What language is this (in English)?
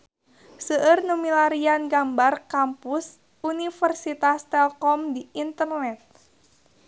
Sundanese